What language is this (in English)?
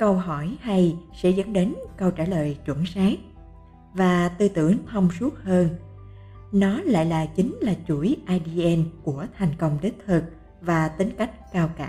Vietnamese